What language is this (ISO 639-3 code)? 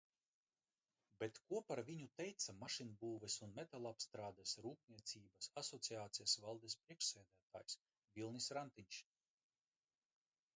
lav